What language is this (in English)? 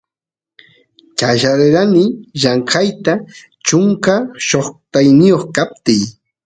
Santiago del Estero Quichua